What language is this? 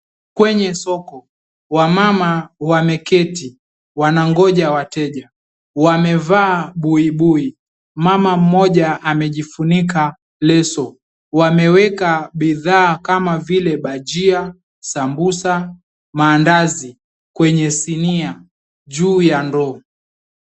Swahili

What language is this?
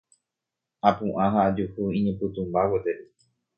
Guarani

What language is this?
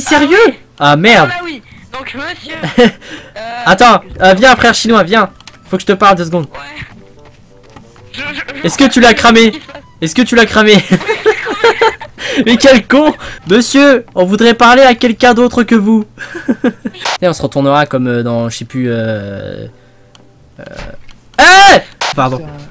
French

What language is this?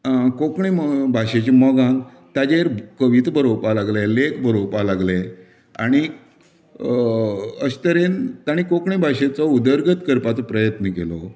Konkani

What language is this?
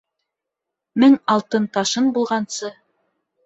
Bashkir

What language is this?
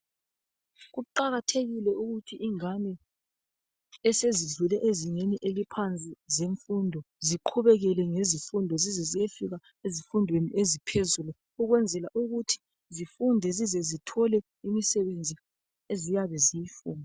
North Ndebele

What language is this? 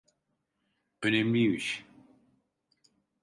Turkish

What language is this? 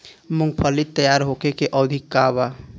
Bhojpuri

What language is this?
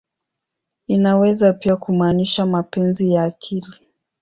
Swahili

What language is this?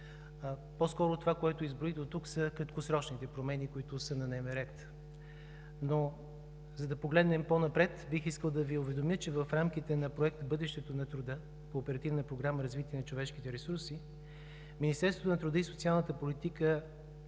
Bulgarian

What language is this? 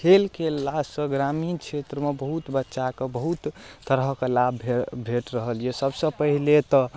Maithili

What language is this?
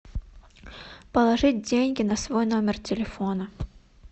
Russian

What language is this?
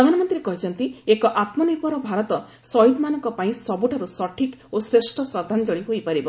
Odia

